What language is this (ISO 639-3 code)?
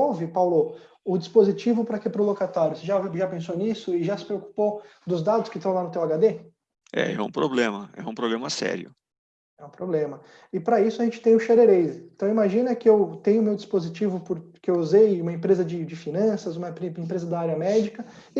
por